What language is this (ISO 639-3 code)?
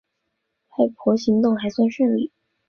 zho